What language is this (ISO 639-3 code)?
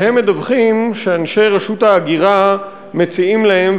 heb